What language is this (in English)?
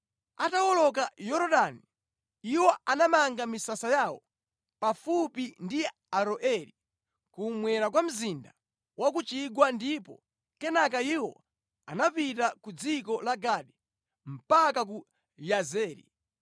Nyanja